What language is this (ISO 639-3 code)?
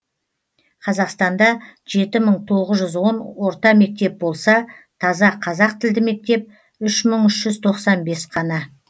kaz